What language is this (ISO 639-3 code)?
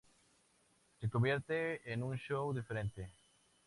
spa